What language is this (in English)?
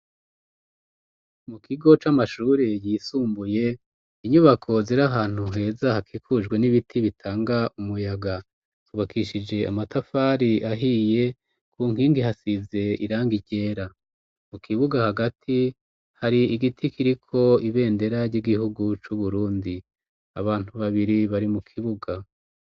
Rundi